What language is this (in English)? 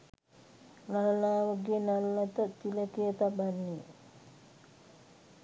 Sinhala